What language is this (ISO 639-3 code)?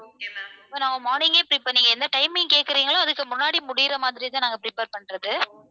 tam